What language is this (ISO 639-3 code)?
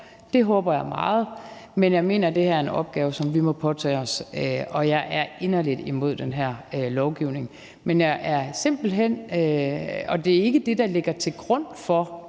dan